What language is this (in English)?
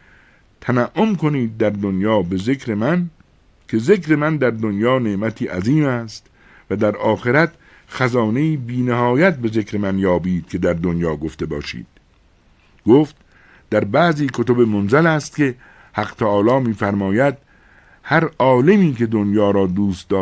Persian